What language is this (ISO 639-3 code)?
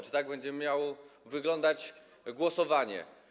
pol